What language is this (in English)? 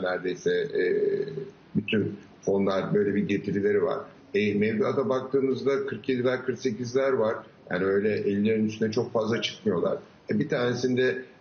Turkish